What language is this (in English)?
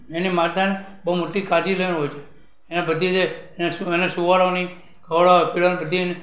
Gujarati